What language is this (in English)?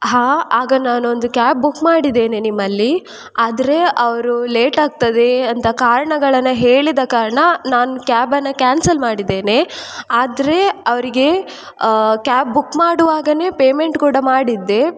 Kannada